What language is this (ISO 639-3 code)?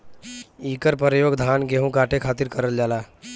bho